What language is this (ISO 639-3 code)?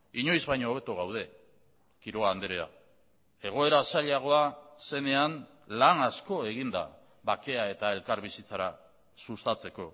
eus